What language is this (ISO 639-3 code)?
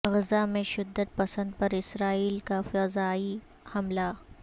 urd